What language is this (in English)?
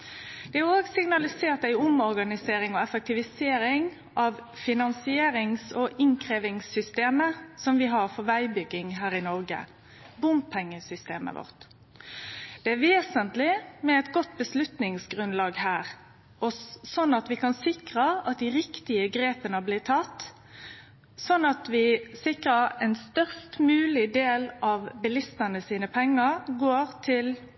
Norwegian Nynorsk